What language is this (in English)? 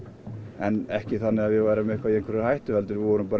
Icelandic